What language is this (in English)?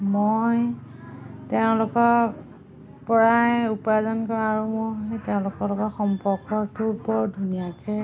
Assamese